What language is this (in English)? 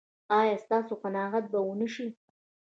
Pashto